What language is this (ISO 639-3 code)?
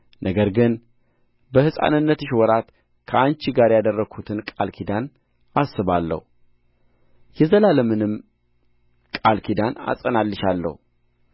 amh